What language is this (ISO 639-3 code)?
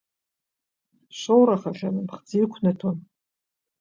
abk